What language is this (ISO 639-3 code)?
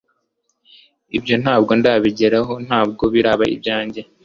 kin